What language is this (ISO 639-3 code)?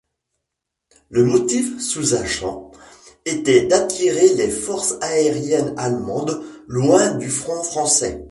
fra